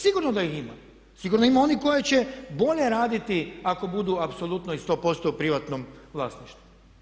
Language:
Croatian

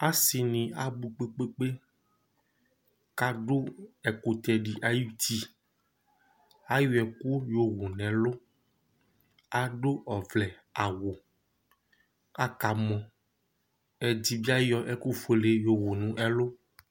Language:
Ikposo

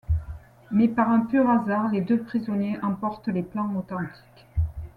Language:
French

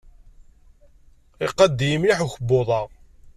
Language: Kabyle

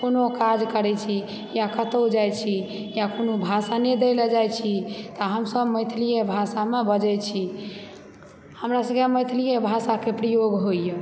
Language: Maithili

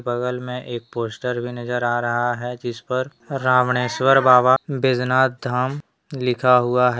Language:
Hindi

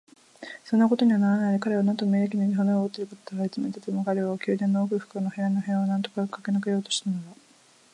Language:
Japanese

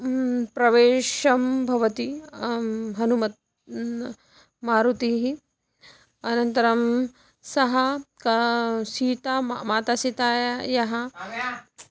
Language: Sanskrit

